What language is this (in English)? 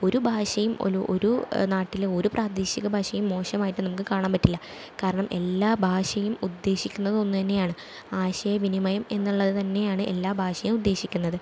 Malayalam